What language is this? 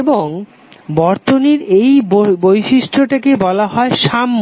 Bangla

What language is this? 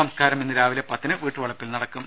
Malayalam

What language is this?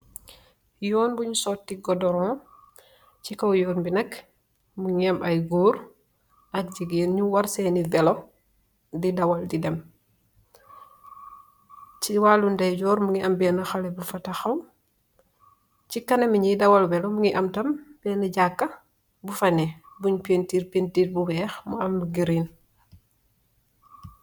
Wolof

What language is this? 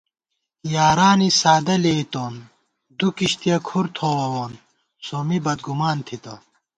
Gawar-Bati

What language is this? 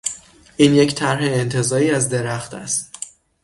Persian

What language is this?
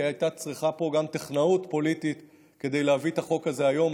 Hebrew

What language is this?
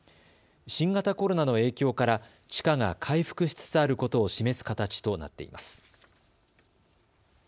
Japanese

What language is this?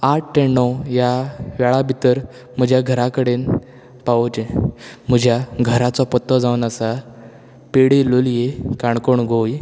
Konkani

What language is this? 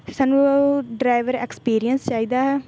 Punjabi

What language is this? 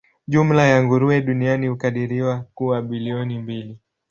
Swahili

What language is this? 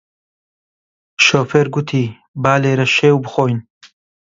Central Kurdish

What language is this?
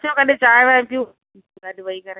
Sindhi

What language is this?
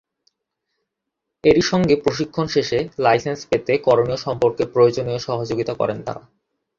Bangla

